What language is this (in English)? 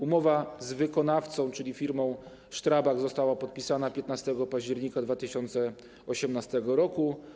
Polish